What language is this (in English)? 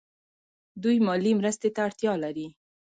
Pashto